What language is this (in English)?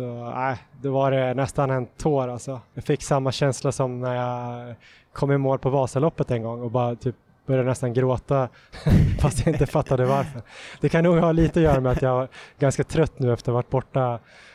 Swedish